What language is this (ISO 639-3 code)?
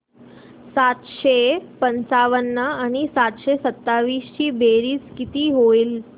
mar